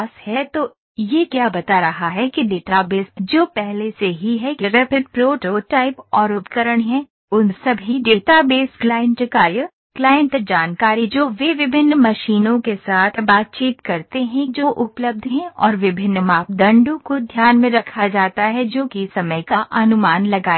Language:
Hindi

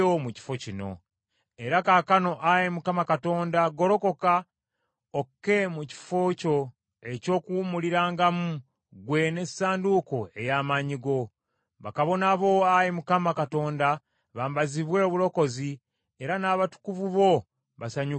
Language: Ganda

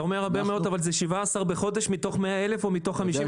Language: Hebrew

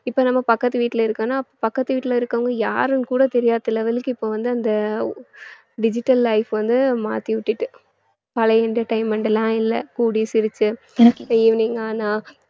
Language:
Tamil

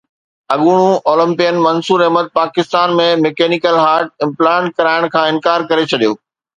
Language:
Sindhi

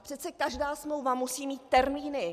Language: Czech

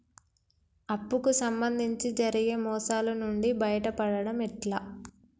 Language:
Telugu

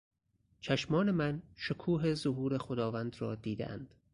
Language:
Persian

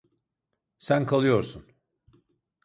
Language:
Turkish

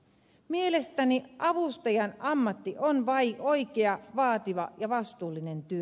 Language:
Finnish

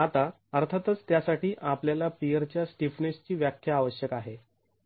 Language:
Marathi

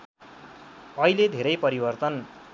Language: Nepali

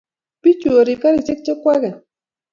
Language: Kalenjin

